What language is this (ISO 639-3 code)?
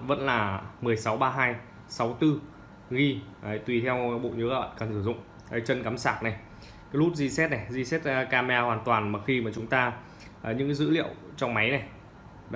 vie